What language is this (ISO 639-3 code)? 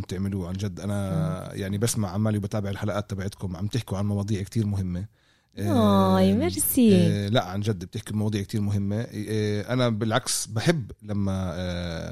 ara